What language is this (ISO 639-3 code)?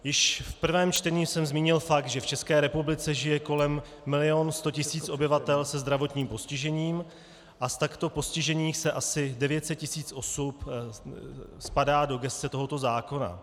ces